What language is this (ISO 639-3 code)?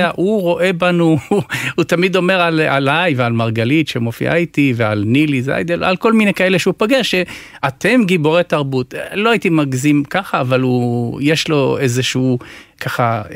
heb